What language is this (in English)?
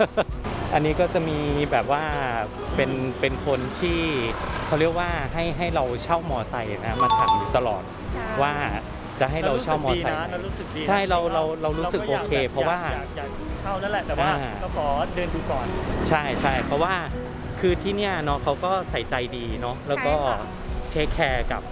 Thai